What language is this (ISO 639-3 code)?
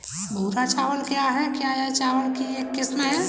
hin